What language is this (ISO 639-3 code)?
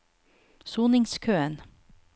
nor